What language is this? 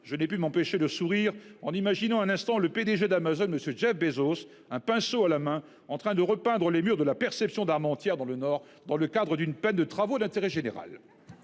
French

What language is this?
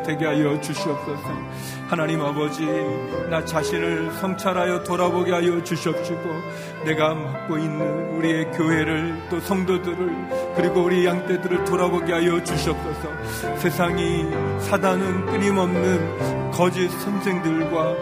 Korean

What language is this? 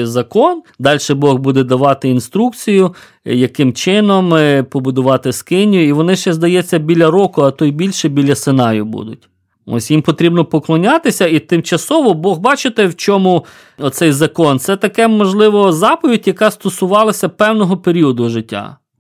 Ukrainian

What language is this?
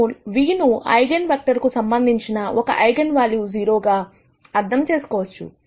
Telugu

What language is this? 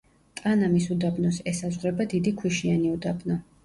Georgian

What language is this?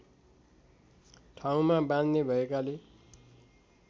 Nepali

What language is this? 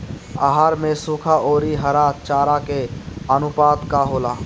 Bhojpuri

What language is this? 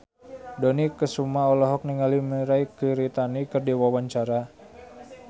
Sundanese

